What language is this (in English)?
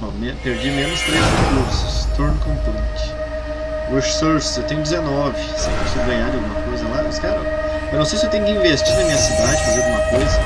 Portuguese